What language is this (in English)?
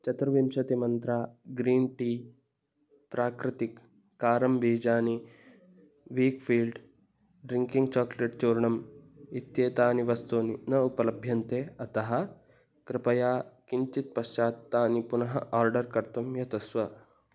Sanskrit